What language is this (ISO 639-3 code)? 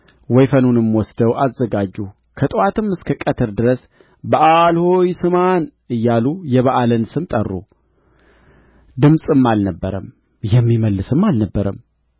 amh